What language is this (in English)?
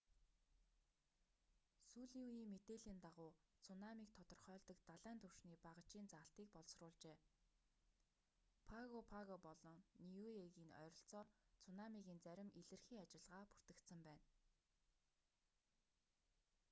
Mongolian